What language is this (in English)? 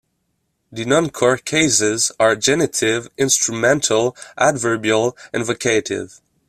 English